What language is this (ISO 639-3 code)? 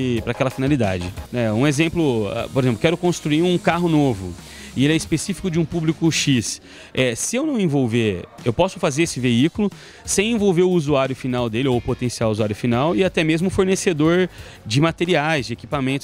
por